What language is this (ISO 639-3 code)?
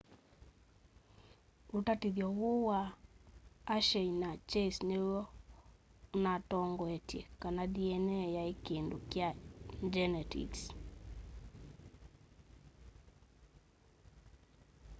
kam